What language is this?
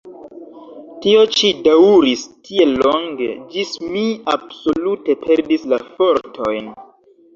Esperanto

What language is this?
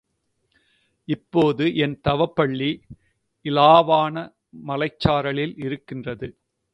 Tamil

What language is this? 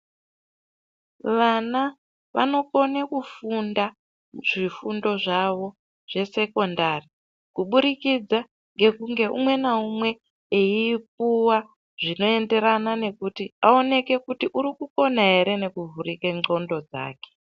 Ndau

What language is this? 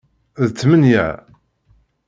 Kabyle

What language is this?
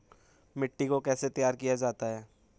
Hindi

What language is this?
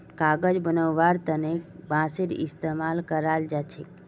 Magahi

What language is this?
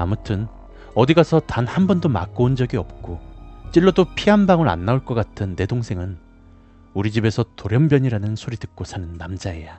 Korean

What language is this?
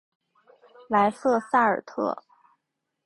Chinese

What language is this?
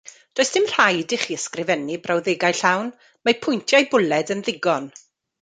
Welsh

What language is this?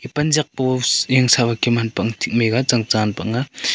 Wancho Naga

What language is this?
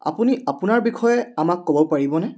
Assamese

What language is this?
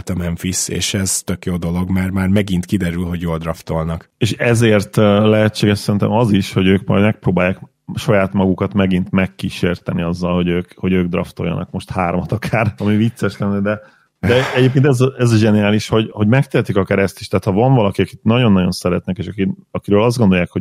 Hungarian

